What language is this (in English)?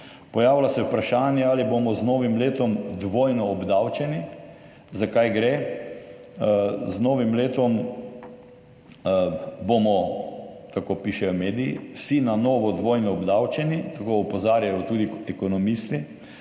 Slovenian